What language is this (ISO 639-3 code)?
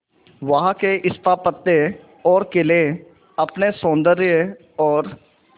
hin